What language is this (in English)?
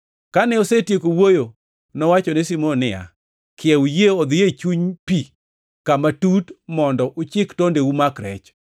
Luo (Kenya and Tanzania)